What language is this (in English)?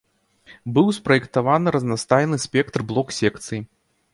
Belarusian